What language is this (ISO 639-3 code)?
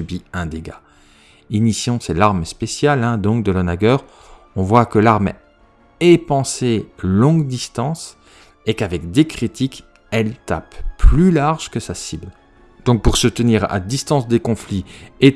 fra